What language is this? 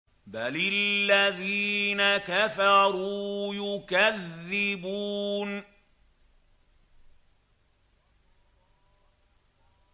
Arabic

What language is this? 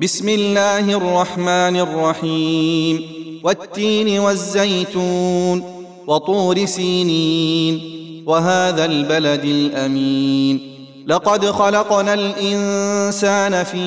Arabic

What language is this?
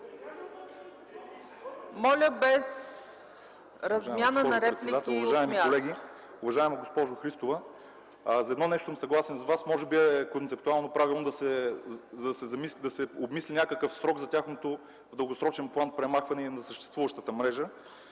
Bulgarian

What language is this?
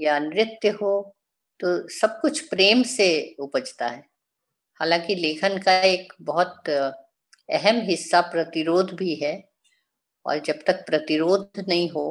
Hindi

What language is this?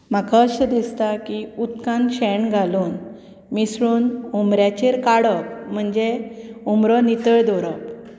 Konkani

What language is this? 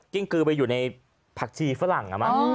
Thai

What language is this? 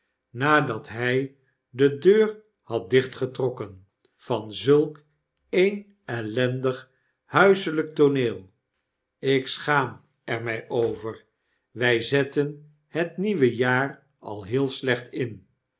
Dutch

